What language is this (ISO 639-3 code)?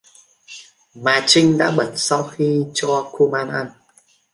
vie